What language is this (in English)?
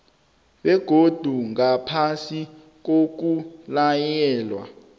South Ndebele